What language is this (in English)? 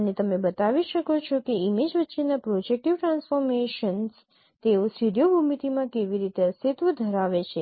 Gujarati